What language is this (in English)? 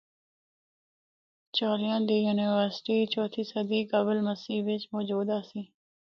Northern Hindko